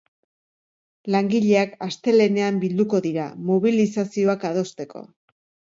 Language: Basque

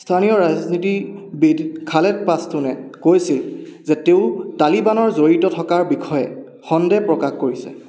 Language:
Assamese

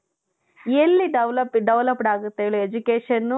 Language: Kannada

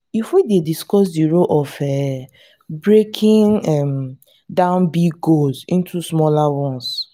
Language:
Nigerian Pidgin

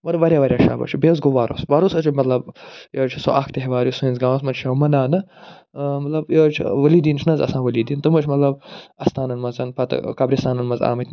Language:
Kashmiri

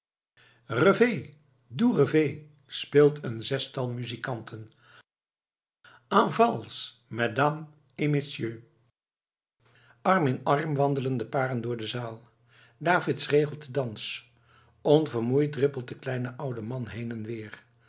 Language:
Dutch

